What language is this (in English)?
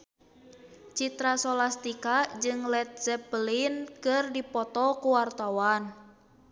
Sundanese